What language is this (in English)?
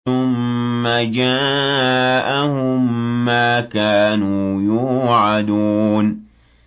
Arabic